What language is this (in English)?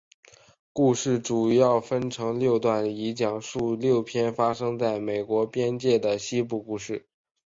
Chinese